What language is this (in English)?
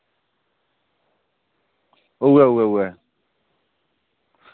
Dogri